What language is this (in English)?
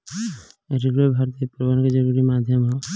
Bhojpuri